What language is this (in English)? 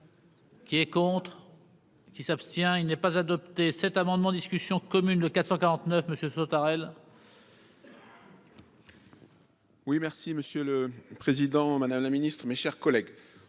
French